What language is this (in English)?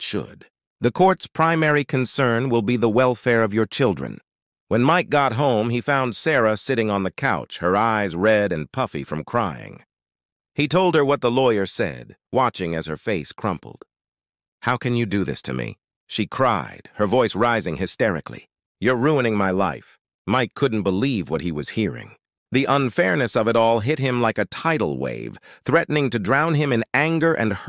English